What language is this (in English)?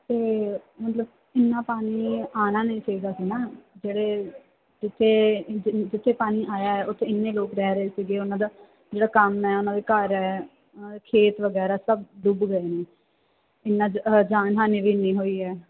Punjabi